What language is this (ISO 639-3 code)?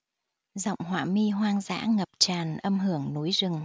vie